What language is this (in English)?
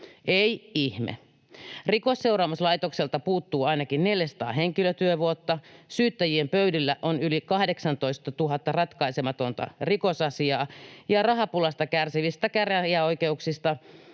Finnish